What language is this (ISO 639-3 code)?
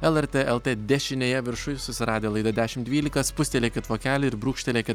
lit